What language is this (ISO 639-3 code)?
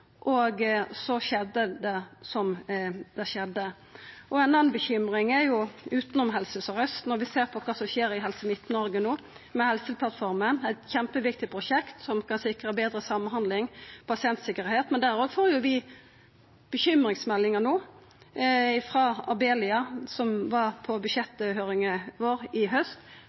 nno